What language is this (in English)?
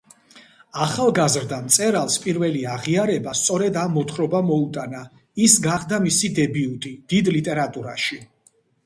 Georgian